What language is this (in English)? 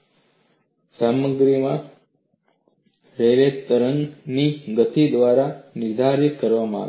Gujarati